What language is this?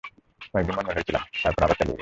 Bangla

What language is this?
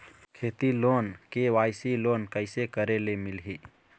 Chhattisgarhi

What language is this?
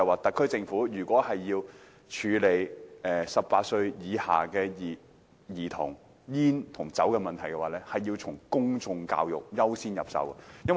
Cantonese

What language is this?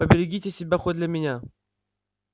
Russian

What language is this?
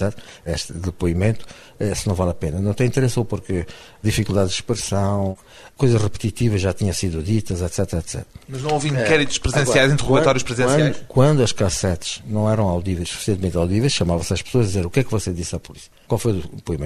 Portuguese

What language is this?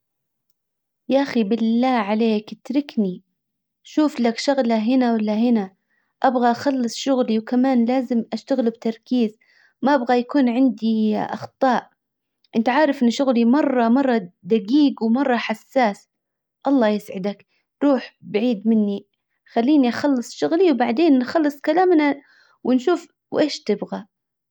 Hijazi Arabic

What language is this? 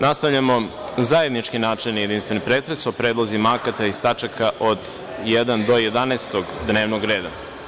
Serbian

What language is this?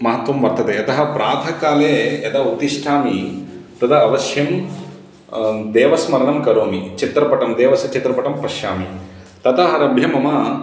Sanskrit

